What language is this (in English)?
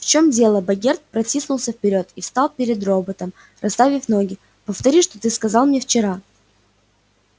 Russian